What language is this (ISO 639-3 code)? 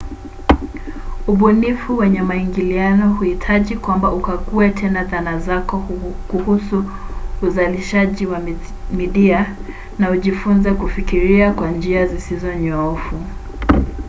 swa